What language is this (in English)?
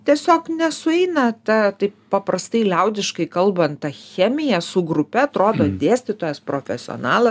Lithuanian